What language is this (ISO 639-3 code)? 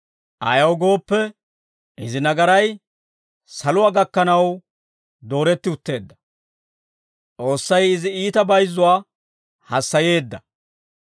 dwr